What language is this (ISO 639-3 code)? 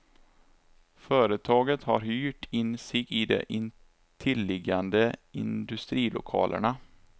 swe